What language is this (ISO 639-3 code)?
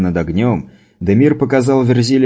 rus